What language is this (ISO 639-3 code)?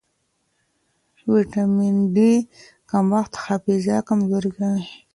pus